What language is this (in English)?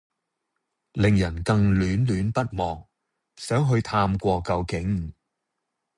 Cantonese